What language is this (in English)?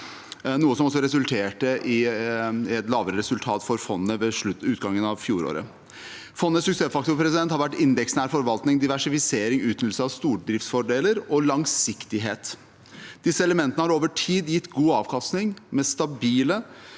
Norwegian